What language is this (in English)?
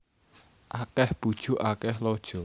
Javanese